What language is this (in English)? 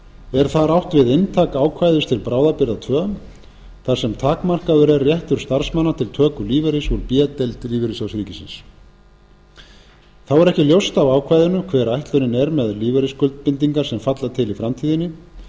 Icelandic